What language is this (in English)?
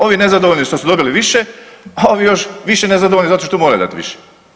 Croatian